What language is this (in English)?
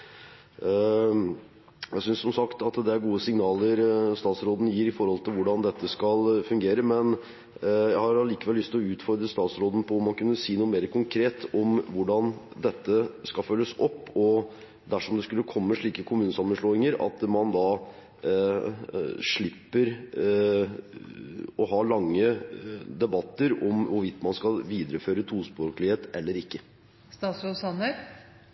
Norwegian Bokmål